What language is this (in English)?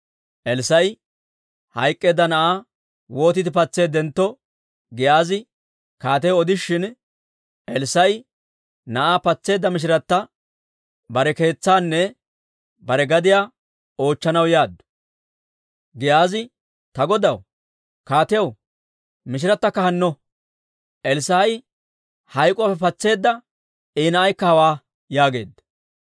Dawro